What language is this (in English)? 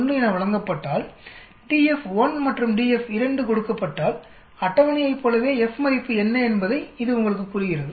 Tamil